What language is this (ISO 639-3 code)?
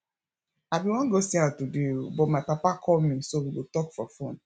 pcm